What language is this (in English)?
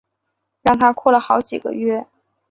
Chinese